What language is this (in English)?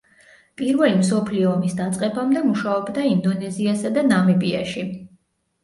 Georgian